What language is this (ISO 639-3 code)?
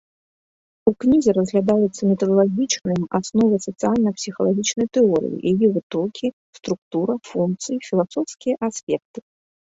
bel